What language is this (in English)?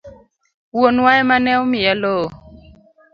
Luo (Kenya and Tanzania)